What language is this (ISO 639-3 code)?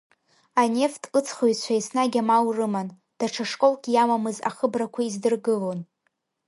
abk